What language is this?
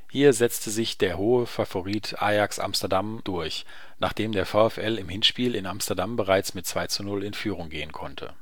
German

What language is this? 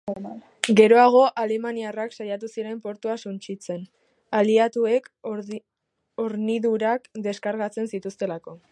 Basque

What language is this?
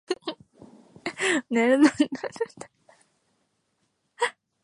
Yoruba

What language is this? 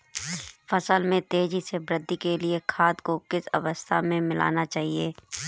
Hindi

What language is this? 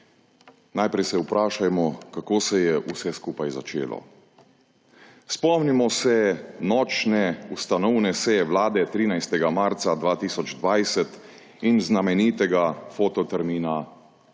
Slovenian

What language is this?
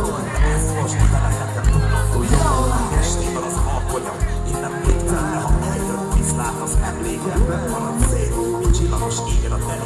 Hungarian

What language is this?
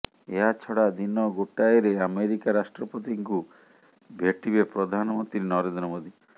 Odia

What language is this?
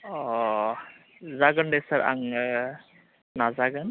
Bodo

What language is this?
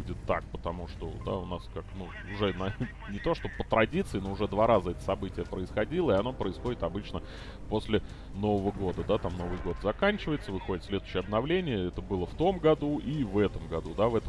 Russian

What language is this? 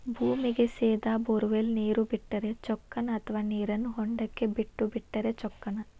Kannada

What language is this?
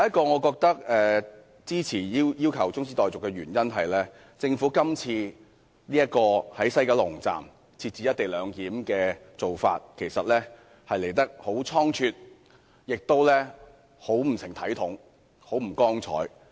Cantonese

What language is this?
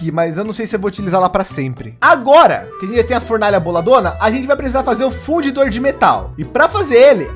Portuguese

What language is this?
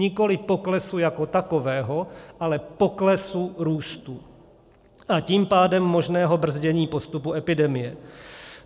Czech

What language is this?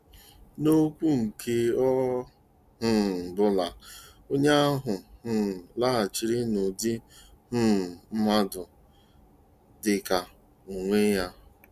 Igbo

